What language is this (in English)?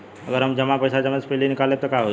Bhojpuri